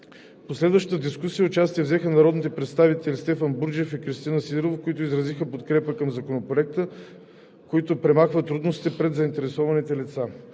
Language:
Bulgarian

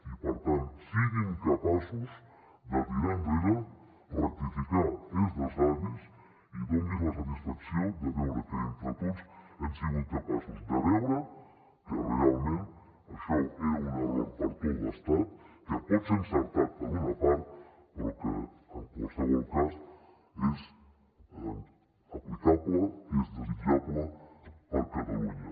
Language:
Catalan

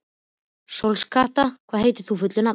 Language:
Icelandic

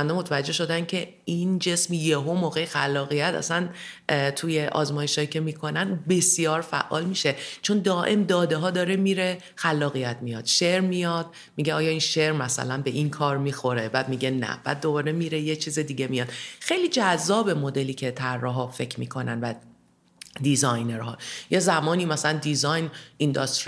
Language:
Persian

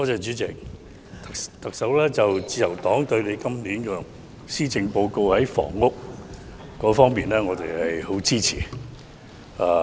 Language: Cantonese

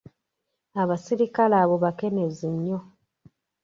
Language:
Ganda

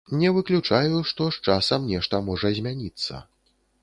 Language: Belarusian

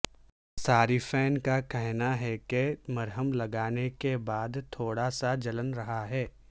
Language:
Urdu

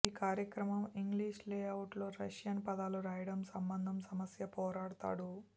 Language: Telugu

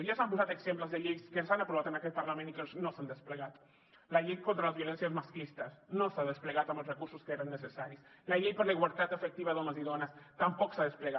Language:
Catalan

